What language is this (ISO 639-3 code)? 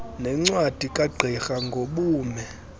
xho